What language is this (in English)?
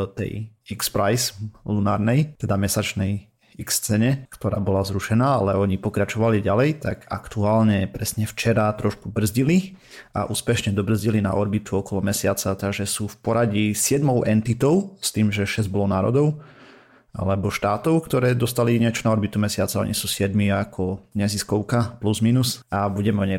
Slovak